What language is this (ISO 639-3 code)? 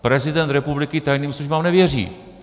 ces